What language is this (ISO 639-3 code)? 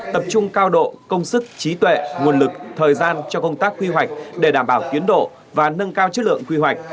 vie